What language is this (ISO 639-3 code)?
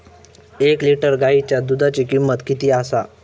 mar